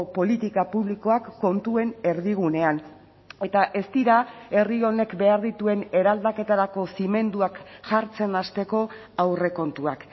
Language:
Basque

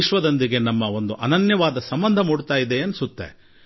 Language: Kannada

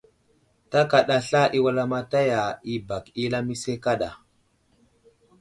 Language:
Wuzlam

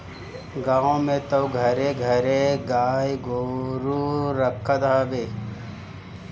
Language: Bhojpuri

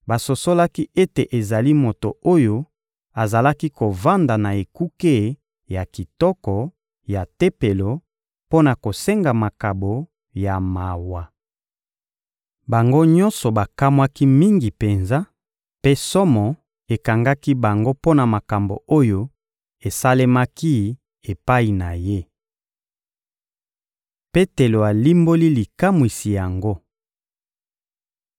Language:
Lingala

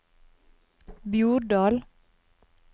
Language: Norwegian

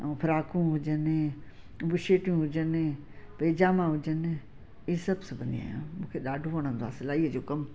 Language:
Sindhi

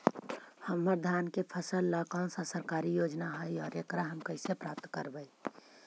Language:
Magahi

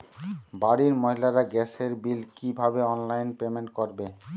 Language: Bangla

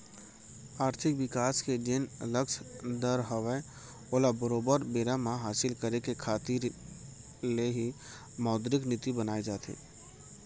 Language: Chhattisgarhi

